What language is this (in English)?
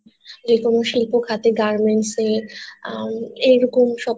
Bangla